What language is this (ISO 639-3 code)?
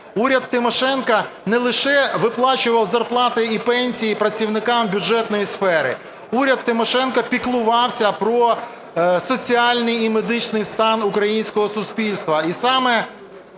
ukr